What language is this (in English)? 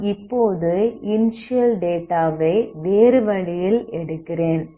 Tamil